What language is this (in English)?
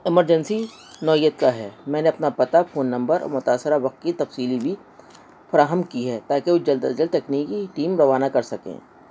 Urdu